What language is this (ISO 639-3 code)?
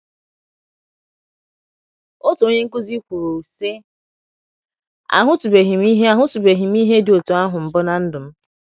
ibo